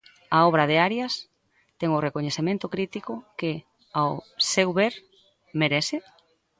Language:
Galician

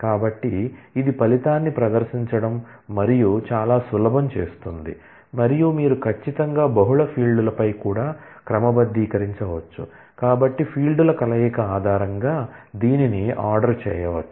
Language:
Telugu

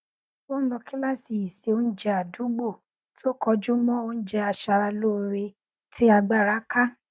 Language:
Yoruba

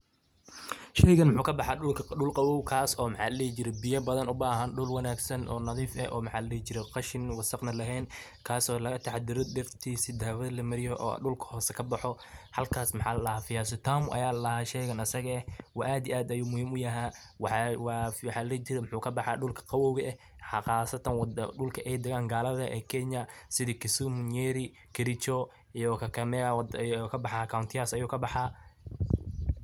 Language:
Somali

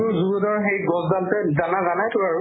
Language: Assamese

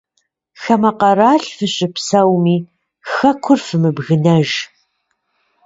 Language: Kabardian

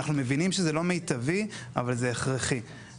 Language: Hebrew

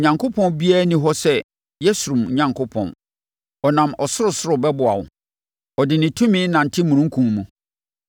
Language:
Akan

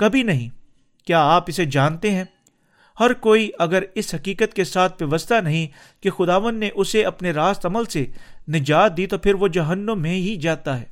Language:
Urdu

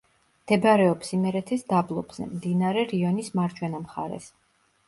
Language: Georgian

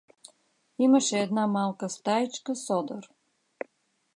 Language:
Bulgarian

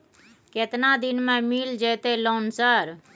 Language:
Maithili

